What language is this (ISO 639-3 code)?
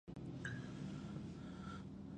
pus